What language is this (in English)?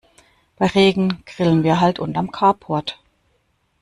German